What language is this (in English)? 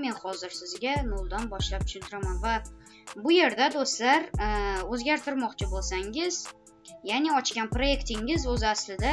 Turkish